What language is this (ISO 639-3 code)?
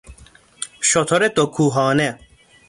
fas